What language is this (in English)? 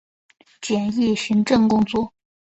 Chinese